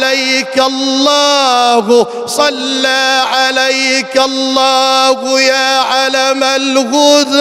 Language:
Arabic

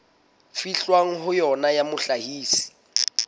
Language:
Southern Sotho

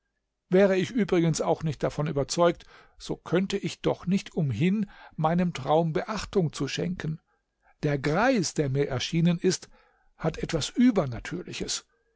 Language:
German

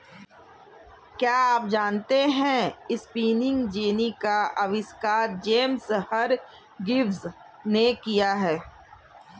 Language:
Hindi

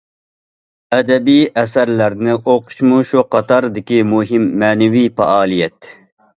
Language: Uyghur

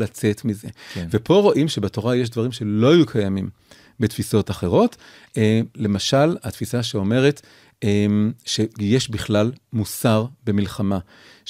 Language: Hebrew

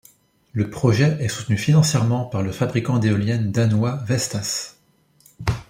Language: French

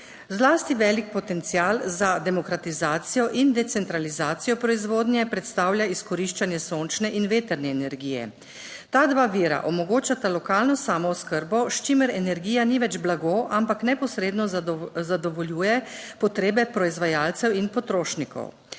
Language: Slovenian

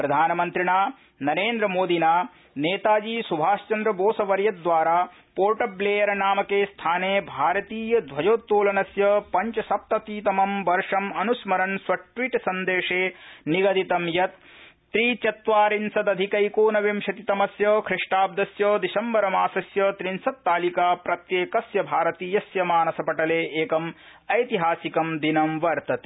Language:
Sanskrit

